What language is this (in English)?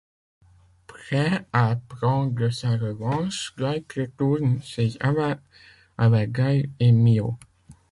French